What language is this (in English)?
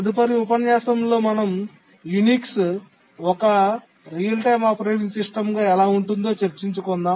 Telugu